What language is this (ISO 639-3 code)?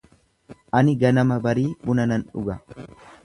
orm